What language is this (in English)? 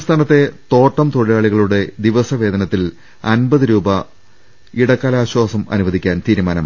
Malayalam